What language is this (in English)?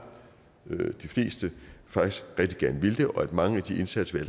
Danish